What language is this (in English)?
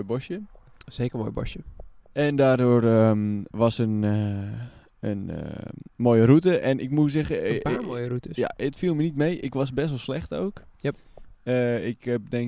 Dutch